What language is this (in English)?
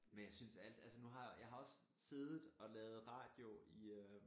Danish